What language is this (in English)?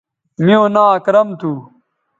Bateri